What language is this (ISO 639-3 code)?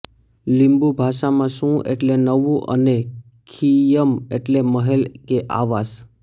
guj